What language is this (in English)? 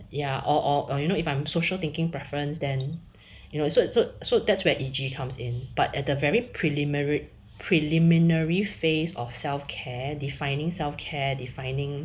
English